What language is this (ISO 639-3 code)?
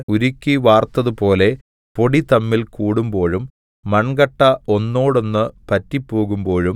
mal